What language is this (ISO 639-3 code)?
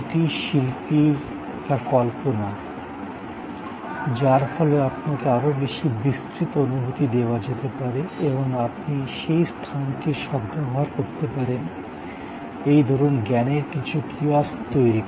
ben